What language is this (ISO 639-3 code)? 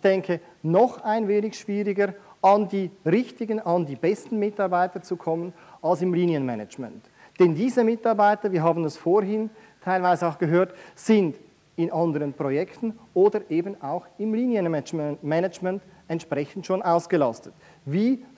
deu